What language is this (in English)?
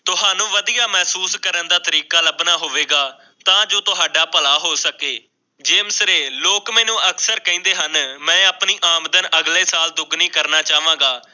Punjabi